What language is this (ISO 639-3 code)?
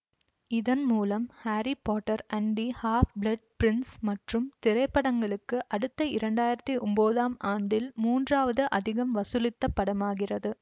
tam